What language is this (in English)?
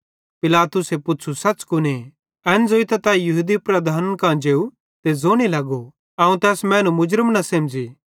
Bhadrawahi